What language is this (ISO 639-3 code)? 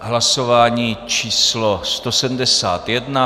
ces